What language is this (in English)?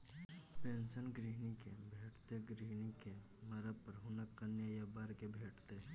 Maithili